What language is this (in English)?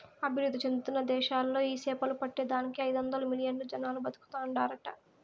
Telugu